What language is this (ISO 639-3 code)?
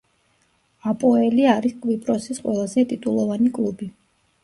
kat